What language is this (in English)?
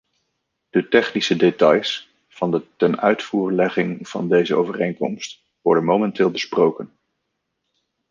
Dutch